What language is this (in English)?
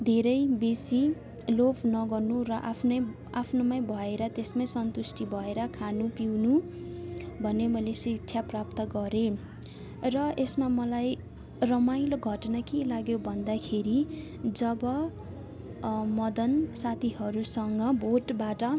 Nepali